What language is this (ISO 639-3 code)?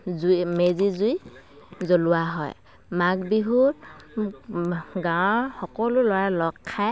asm